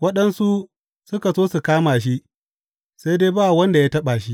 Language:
Hausa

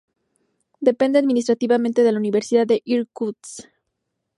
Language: Spanish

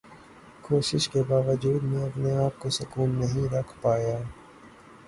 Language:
Urdu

